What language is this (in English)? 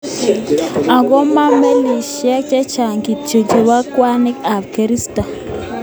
Kalenjin